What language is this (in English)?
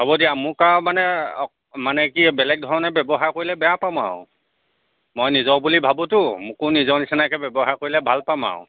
Assamese